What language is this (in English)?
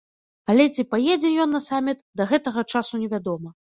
Belarusian